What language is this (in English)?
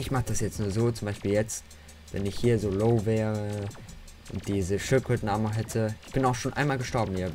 German